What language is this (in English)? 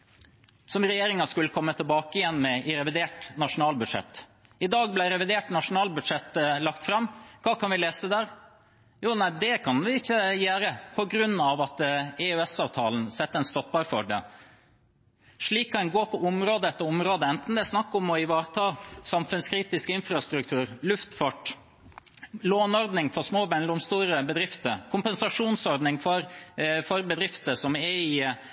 Norwegian Bokmål